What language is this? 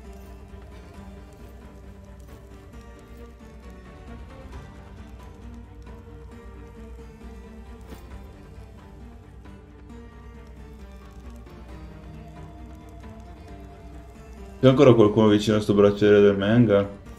Italian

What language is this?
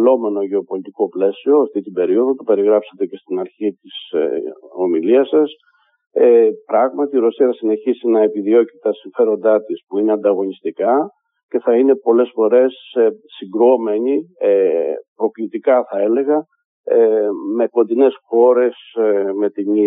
Greek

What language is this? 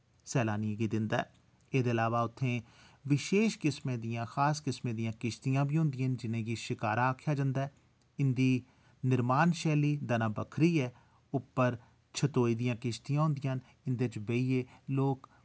Dogri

